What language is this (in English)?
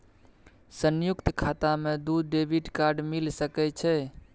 Maithili